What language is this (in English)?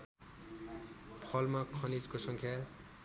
Nepali